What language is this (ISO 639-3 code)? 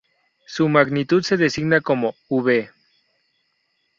spa